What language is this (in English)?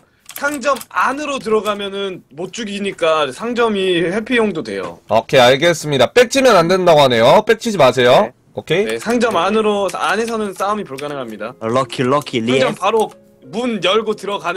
Korean